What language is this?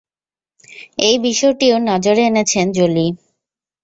Bangla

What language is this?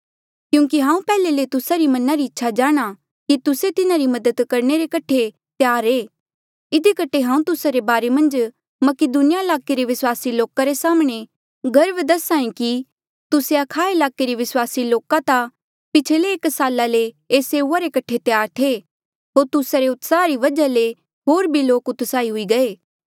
Mandeali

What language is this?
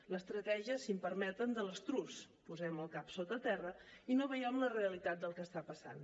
Catalan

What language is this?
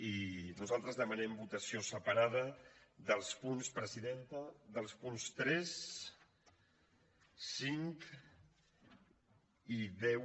Catalan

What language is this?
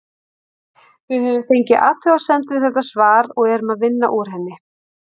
Icelandic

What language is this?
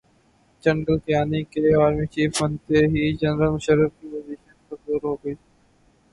Urdu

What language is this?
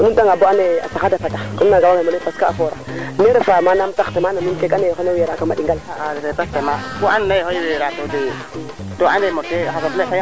Serer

